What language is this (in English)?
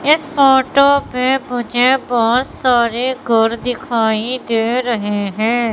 Hindi